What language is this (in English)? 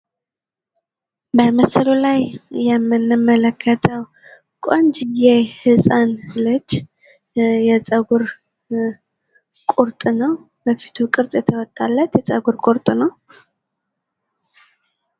Amharic